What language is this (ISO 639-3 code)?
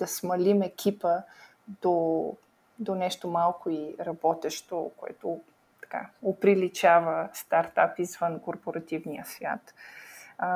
bul